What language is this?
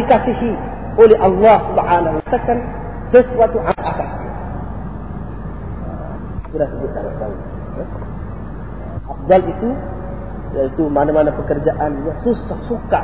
Malay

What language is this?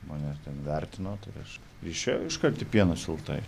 Lithuanian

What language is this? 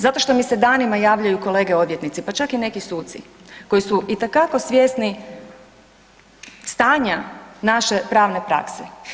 Croatian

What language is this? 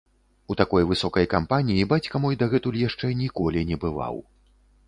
Belarusian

